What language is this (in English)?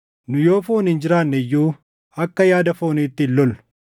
Oromo